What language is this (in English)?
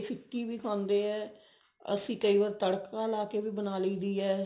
Punjabi